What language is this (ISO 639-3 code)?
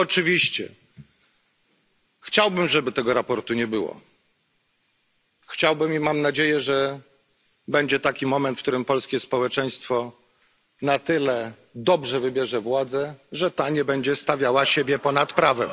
pol